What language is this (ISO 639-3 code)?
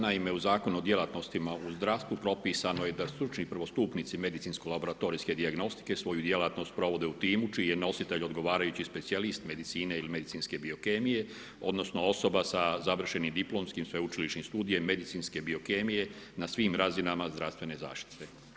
hrv